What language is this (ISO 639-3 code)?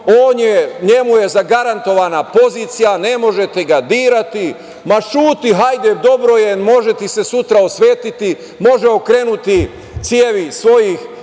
srp